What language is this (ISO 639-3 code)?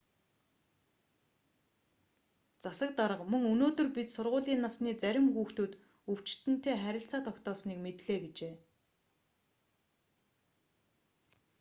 mon